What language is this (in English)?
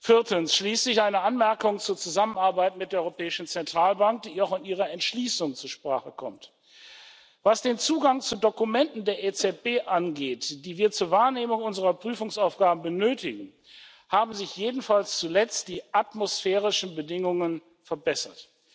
German